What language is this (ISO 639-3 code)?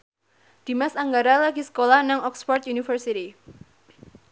jav